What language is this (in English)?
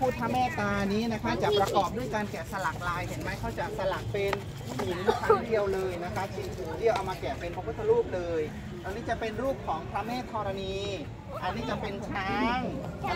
Thai